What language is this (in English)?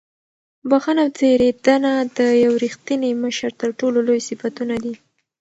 Pashto